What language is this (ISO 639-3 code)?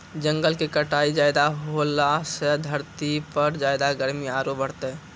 mai